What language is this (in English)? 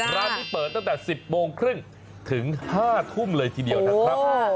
Thai